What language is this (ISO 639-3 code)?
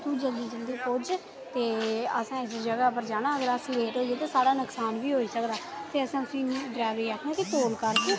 doi